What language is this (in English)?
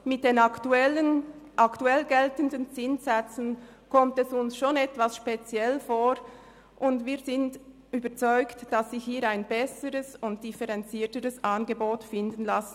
Swiss German